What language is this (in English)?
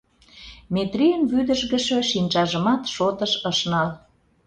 Mari